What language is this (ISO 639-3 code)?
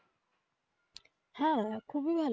ben